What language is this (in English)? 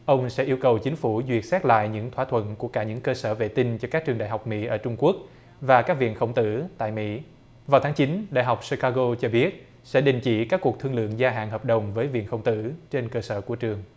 Vietnamese